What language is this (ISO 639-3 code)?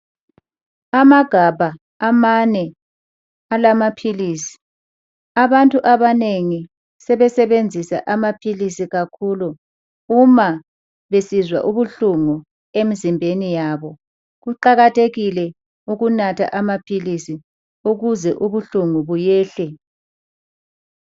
nde